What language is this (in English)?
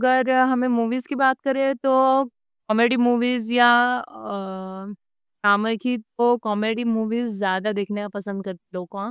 Deccan